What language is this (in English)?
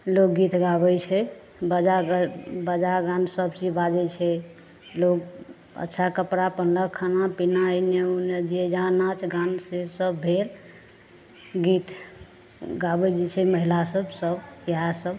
Maithili